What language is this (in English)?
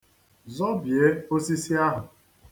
Igbo